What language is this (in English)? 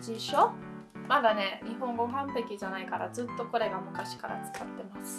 Japanese